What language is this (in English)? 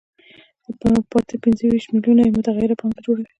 Pashto